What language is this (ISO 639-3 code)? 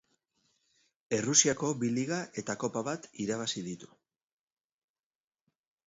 eus